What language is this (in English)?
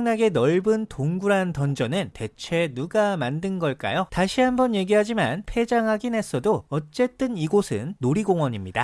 Korean